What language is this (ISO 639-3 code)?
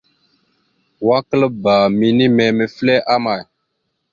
mxu